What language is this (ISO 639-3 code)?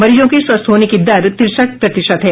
hin